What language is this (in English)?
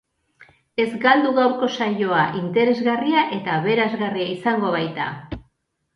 Basque